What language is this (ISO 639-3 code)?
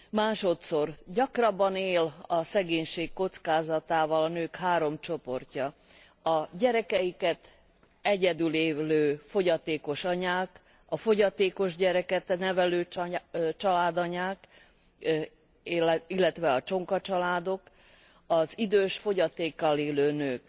hun